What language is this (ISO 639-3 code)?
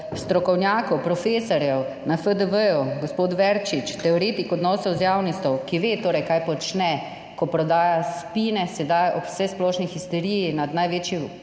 slv